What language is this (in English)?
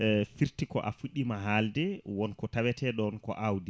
Fula